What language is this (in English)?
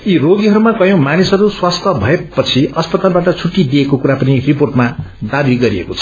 Nepali